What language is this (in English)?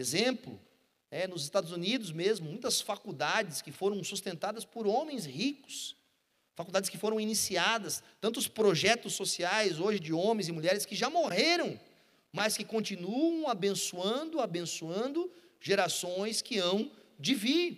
Portuguese